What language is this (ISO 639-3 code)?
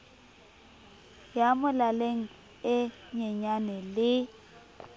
sot